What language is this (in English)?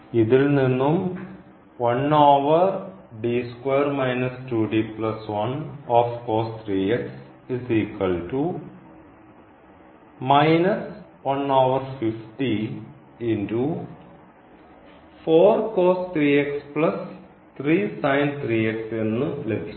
Malayalam